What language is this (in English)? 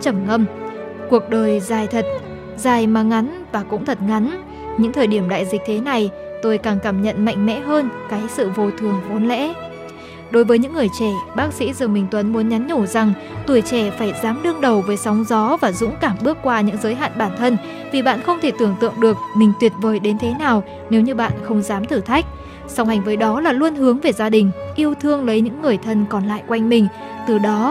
Vietnamese